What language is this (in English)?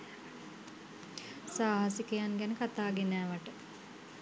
Sinhala